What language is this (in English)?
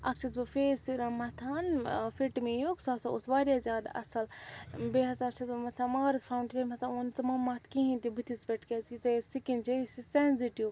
Kashmiri